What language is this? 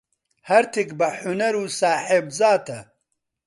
Central Kurdish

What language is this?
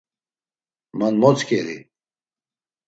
Laz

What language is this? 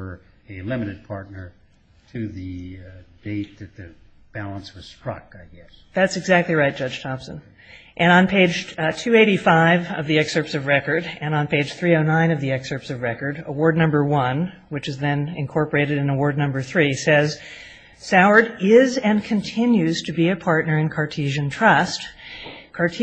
English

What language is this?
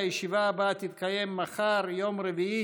Hebrew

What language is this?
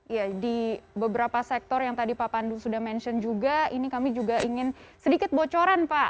Indonesian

